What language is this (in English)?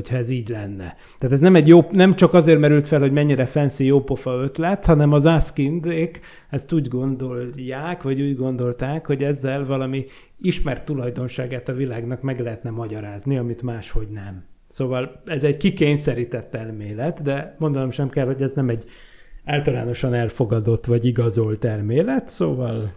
Hungarian